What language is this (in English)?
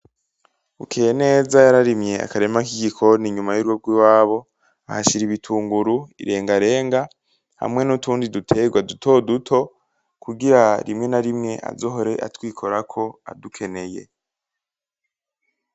Rundi